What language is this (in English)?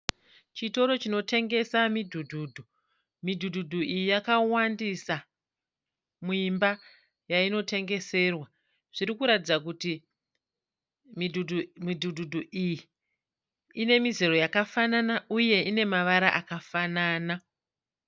Shona